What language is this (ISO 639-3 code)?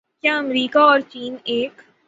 urd